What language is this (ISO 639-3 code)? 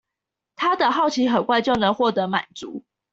zho